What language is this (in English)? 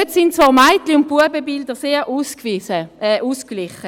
Swiss German